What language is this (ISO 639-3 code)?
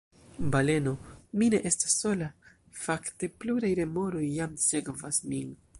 epo